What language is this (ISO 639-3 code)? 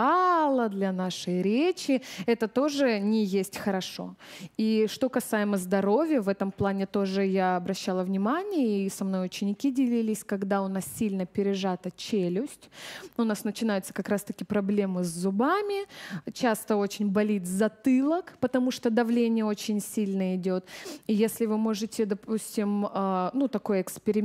rus